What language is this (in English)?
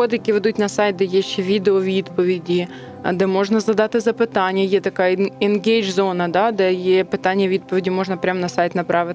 Ukrainian